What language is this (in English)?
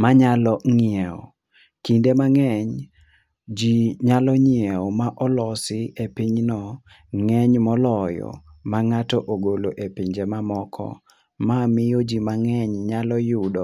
Luo (Kenya and Tanzania)